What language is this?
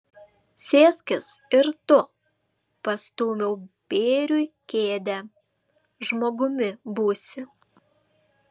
Lithuanian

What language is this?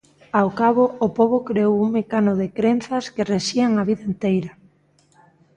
Galician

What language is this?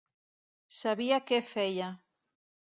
Catalan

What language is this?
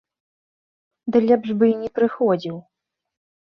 Belarusian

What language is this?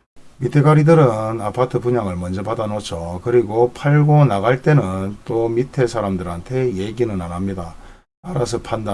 Korean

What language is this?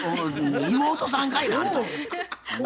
Japanese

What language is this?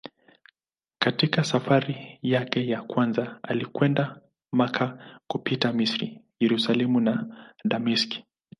Swahili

